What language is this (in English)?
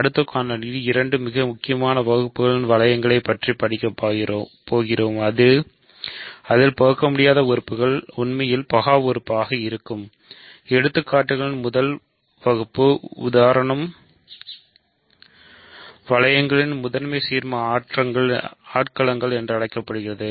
Tamil